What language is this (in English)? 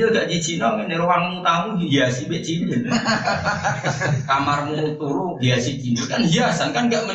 Malay